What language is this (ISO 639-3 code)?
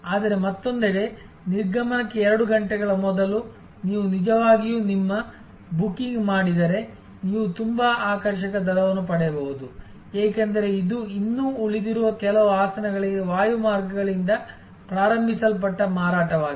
kan